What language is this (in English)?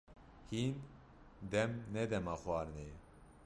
Kurdish